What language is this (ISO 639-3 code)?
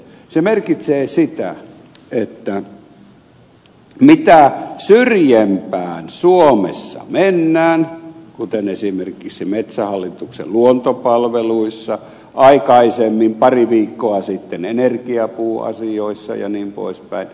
fin